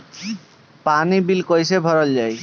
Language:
Bhojpuri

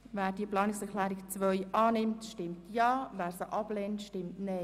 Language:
Swiss German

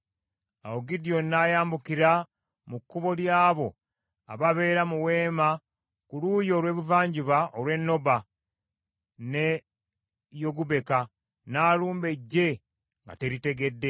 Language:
Ganda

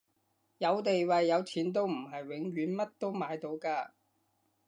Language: Cantonese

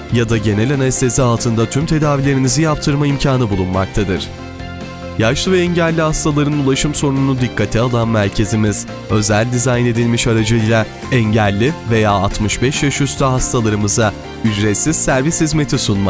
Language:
Turkish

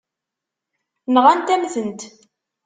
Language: Kabyle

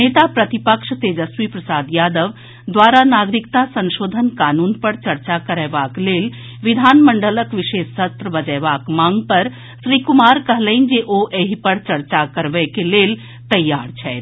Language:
Maithili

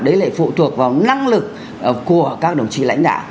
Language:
Vietnamese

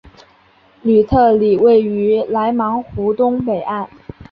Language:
Chinese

